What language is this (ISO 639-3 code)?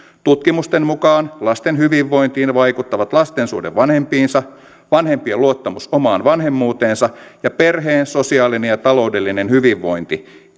fin